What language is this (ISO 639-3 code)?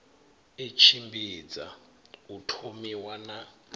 ven